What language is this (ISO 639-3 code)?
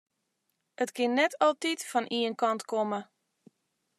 fry